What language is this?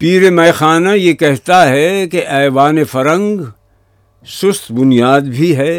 Urdu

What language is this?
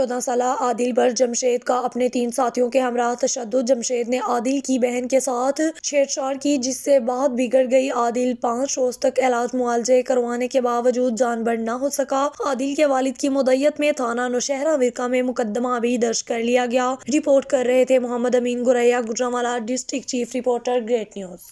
Hindi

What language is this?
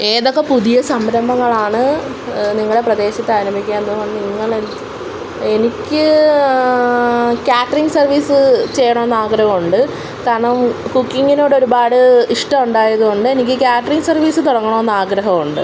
Malayalam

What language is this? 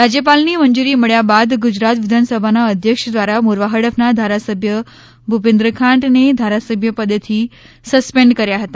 Gujarati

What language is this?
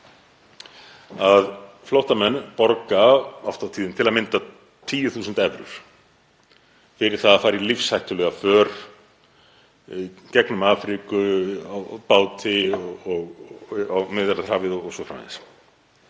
Icelandic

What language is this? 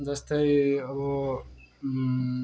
Nepali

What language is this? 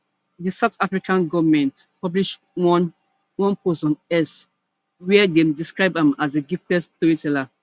Nigerian Pidgin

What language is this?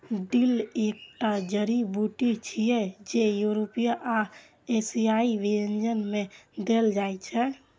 Maithili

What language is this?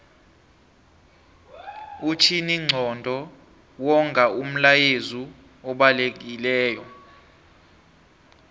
South Ndebele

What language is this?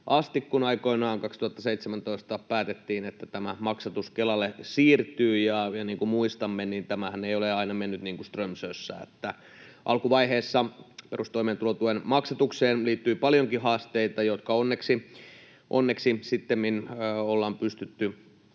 Finnish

